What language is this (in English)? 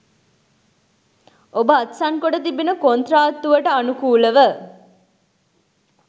Sinhala